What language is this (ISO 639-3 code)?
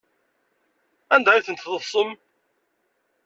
kab